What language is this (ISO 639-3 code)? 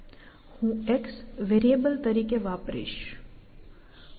guj